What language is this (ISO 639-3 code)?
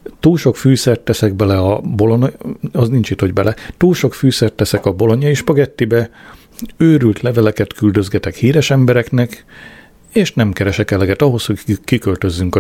hun